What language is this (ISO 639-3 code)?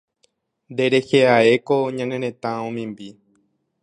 grn